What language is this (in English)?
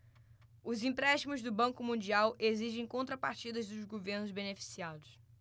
Portuguese